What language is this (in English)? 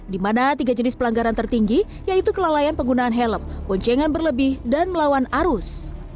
Indonesian